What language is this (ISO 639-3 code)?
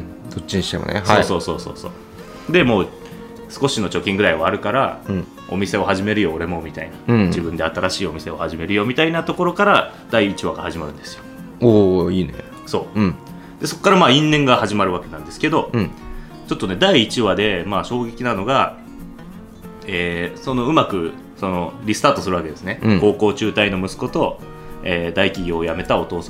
jpn